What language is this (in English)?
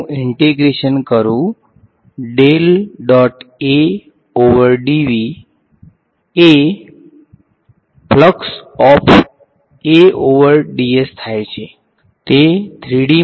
Gujarati